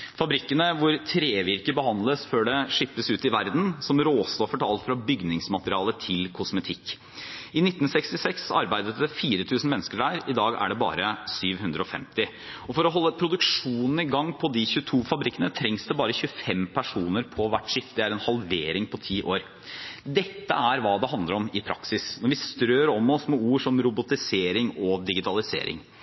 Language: Norwegian Bokmål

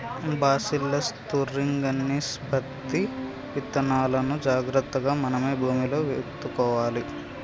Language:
Telugu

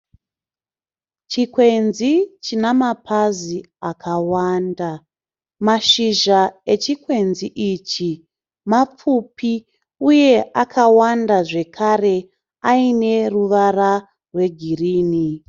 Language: Shona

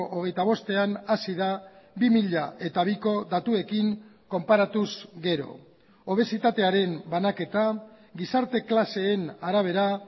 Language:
Basque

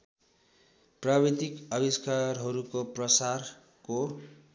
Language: Nepali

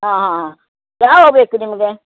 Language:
Kannada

